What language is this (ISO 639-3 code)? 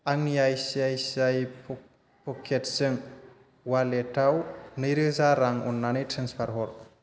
brx